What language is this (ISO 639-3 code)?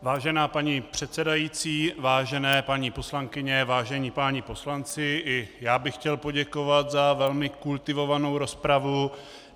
ces